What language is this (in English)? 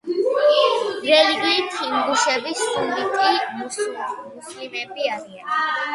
Georgian